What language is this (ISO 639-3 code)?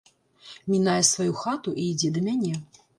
bel